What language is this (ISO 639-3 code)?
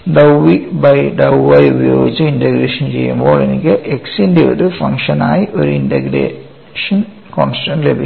mal